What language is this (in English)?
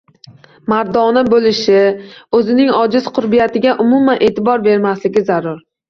Uzbek